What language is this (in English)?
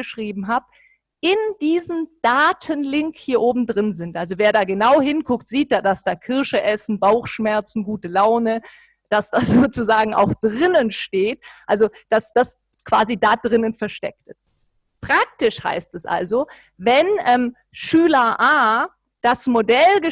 German